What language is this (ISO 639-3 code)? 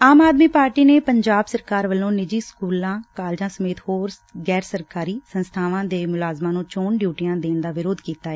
pan